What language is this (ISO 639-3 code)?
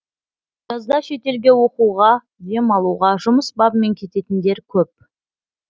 kaz